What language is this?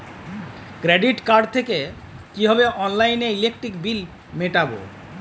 Bangla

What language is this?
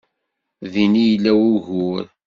Kabyle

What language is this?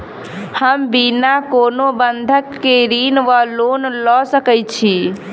Maithili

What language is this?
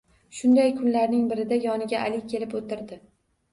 Uzbek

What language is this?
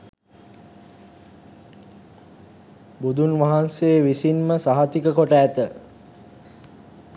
Sinhala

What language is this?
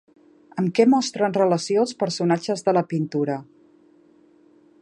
Catalan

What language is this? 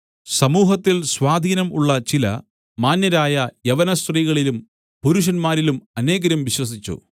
Malayalam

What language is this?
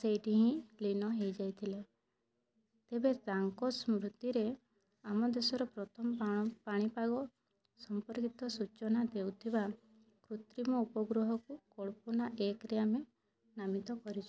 Odia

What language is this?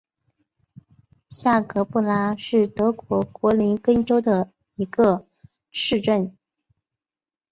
Chinese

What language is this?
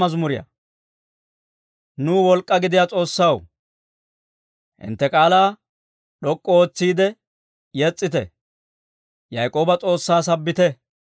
Dawro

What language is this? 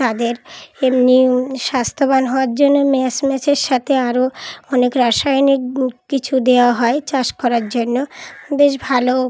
Bangla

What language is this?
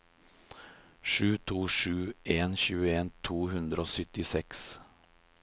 Norwegian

